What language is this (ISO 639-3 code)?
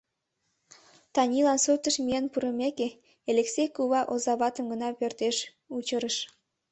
chm